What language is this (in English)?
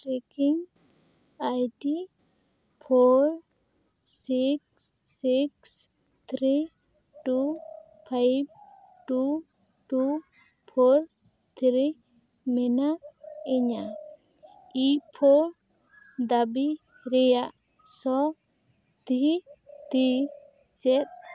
Santali